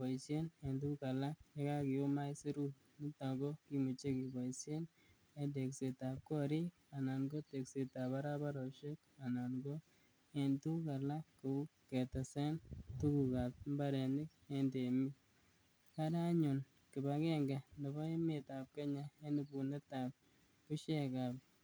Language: Kalenjin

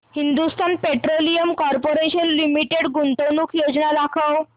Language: Marathi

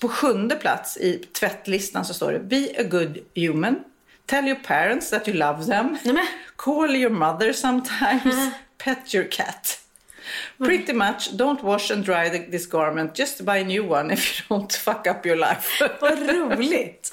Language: Swedish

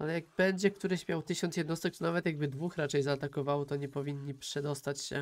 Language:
Polish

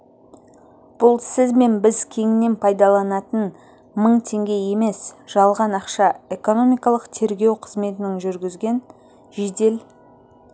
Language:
Kazakh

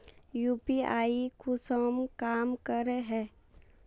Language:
Magahi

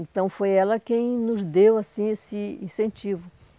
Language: Portuguese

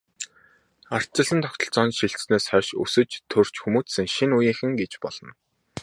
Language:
Mongolian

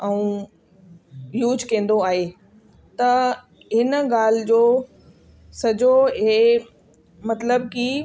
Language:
Sindhi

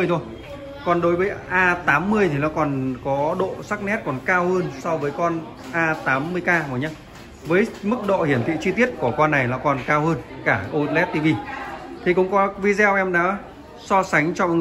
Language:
Vietnamese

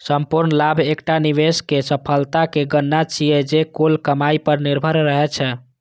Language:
Maithili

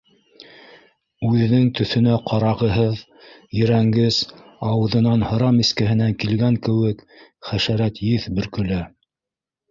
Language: Bashkir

